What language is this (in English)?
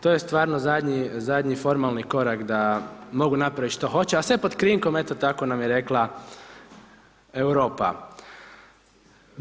Croatian